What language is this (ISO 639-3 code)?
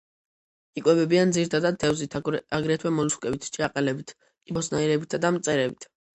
kat